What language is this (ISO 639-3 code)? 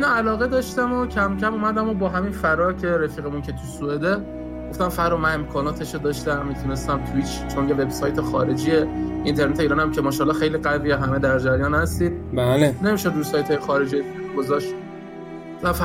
fas